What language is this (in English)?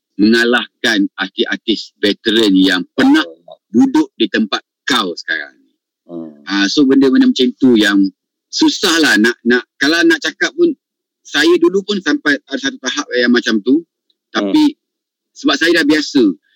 Malay